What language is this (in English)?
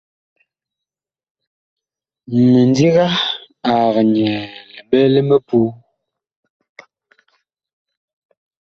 Bakoko